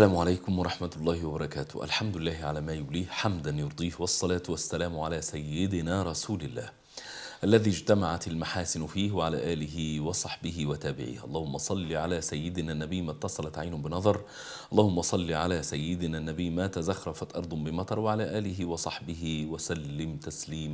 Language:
Arabic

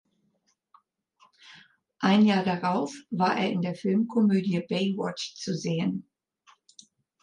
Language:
German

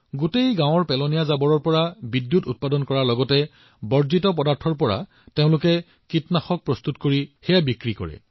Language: Assamese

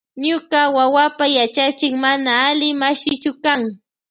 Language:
Loja Highland Quichua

